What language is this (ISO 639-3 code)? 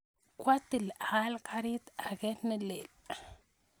kln